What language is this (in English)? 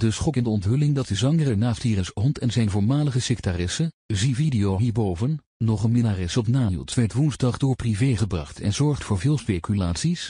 Dutch